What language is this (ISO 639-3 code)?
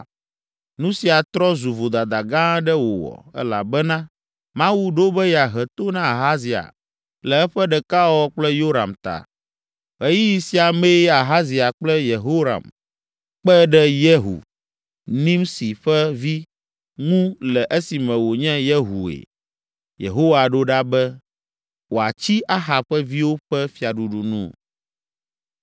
ewe